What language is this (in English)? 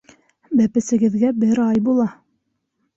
Bashkir